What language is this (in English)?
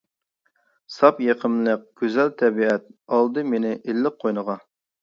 Uyghur